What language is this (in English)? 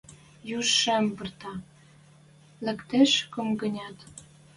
Western Mari